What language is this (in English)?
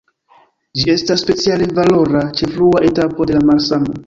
Esperanto